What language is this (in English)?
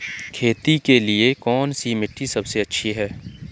Hindi